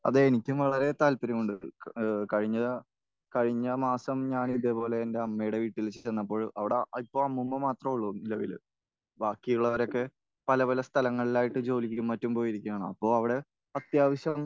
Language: Malayalam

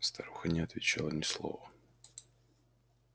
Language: Russian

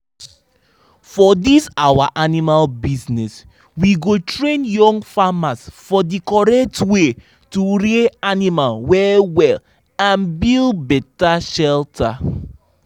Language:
Nigerian Pidgin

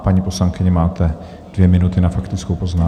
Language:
Czech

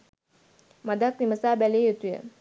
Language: Sinhala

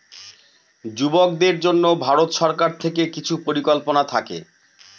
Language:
Bangla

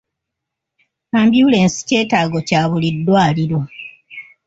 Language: Ganda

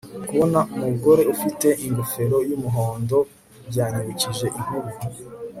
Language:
Kinyarwanda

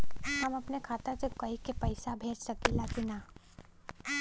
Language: Bhojpuri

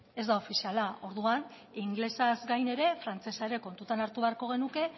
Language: Basque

